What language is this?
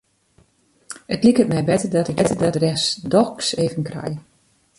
Western Frisian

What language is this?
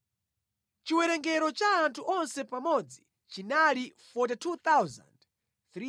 Nyanja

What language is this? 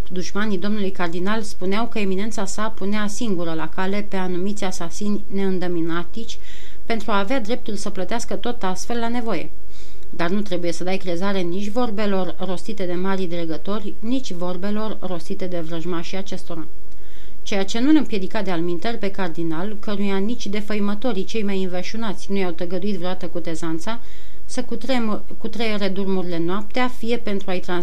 Romanian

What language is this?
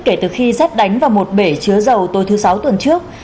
Vietnamese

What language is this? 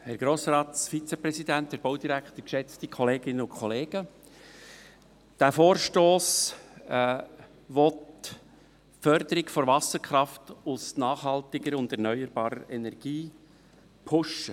Swiss German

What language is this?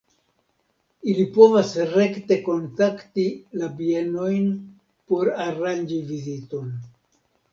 Esperanto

